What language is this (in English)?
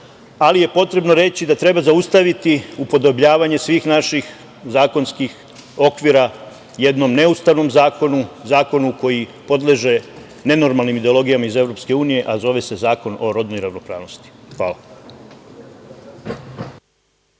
Serbian